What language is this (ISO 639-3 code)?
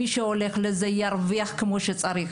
heb